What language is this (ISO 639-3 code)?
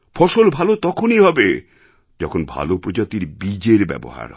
ben